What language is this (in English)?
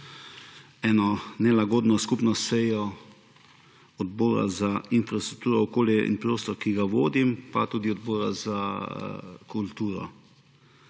Slovenian